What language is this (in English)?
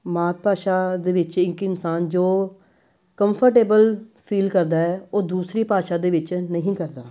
Punjabi